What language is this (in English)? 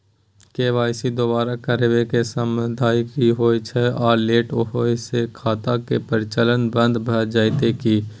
Maithili